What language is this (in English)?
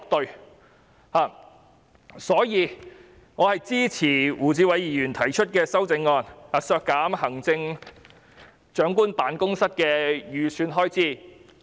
Cantonese